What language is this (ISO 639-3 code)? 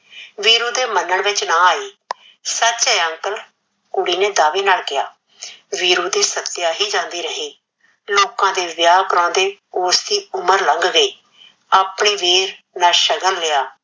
pan